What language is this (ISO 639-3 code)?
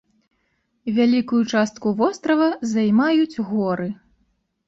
bel